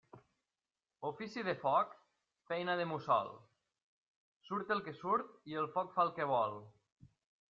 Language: Catalan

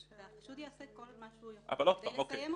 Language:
Hebrew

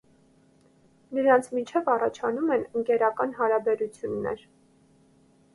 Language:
Armenian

